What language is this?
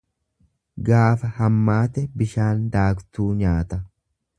Oromo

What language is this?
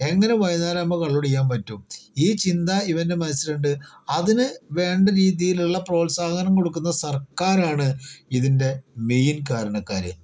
Malayalam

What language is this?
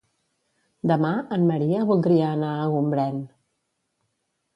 Catalan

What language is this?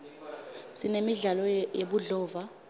Swati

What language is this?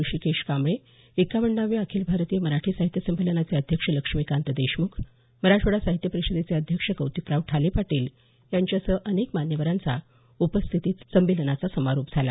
Marathi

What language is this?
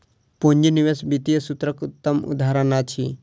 Maithili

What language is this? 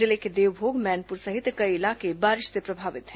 Hindi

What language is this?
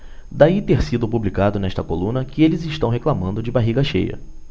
Portuguese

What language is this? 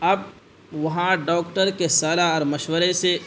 Urdu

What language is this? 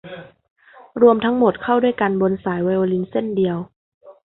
Thai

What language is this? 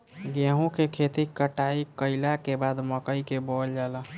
Bhojpuri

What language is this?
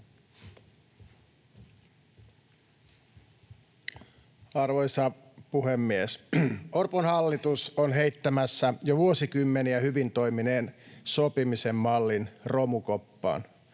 Finnish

